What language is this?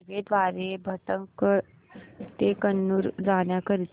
Marathi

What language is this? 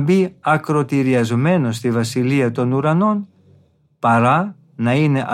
Greek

